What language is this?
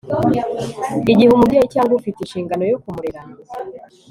Kinyarwanda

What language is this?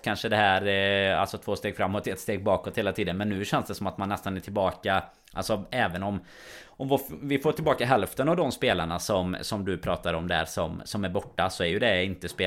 Swedish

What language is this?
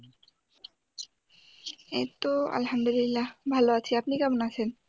Bangla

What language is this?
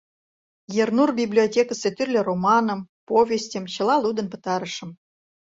Mari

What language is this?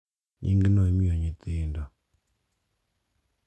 Luo (Kenya and Tanzania)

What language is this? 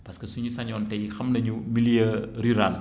Wolof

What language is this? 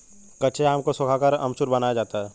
Hindi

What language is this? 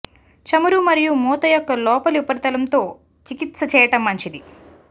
Telugu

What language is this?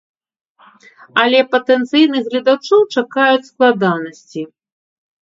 Belarusian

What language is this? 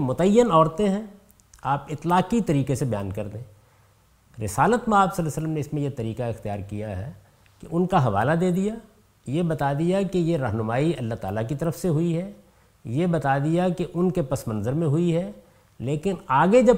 Urdu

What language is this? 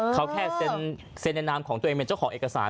Thai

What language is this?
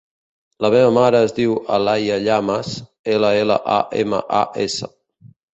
Catalan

